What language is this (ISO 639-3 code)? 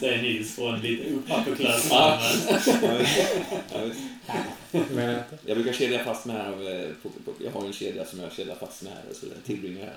swe